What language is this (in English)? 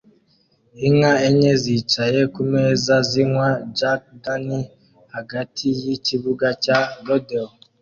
Kinyarwanda